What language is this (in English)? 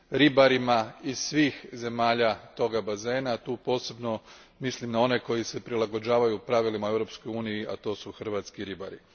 Croatian